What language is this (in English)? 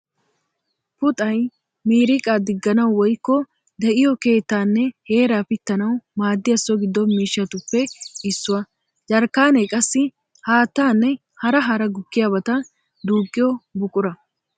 Wolaytta